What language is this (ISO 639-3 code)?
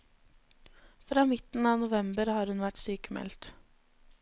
nor